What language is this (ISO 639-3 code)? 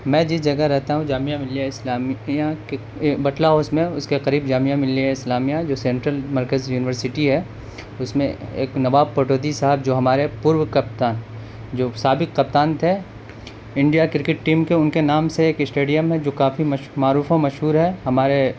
urd